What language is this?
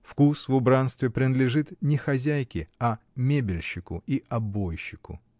Russian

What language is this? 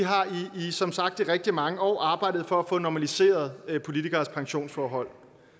Danish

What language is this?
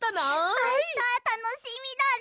Japanese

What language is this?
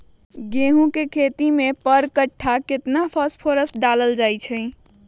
Magahi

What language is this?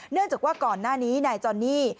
Thai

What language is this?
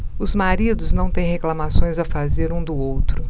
Portuguese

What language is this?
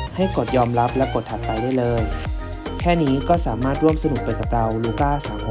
Thai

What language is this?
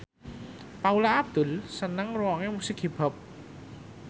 Javanese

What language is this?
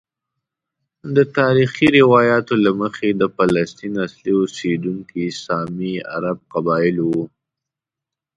Pashto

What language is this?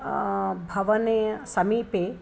Sanskrit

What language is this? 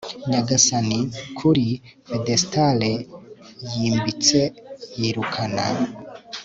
Kinyarwanda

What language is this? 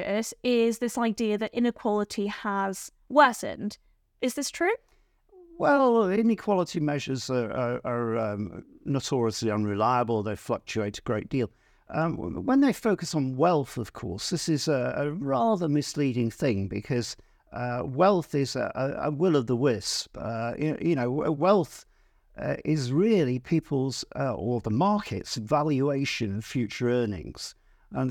English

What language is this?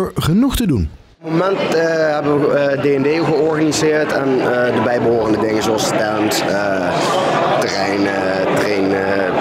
Dutch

